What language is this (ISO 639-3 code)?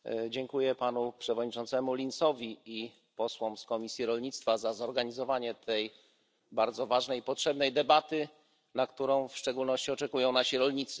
pol